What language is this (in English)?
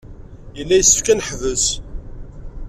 Kabyle